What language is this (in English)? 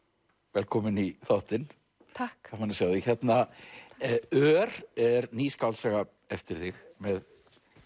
Icelandic